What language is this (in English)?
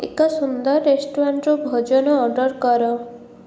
Odia